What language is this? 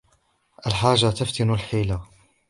Arabic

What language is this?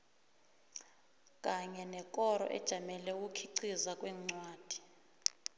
South Ndebele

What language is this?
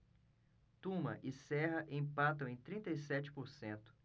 Portuguese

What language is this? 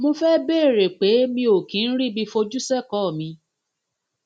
Yoruba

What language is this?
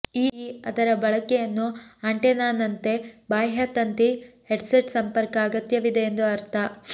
Kannada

